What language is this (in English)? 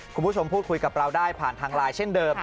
Thai